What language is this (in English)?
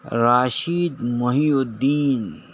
Urdu